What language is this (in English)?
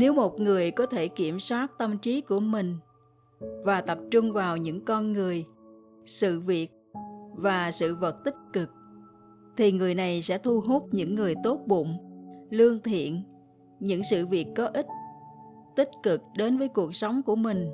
Vietnamese